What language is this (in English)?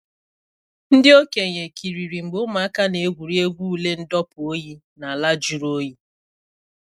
Igbo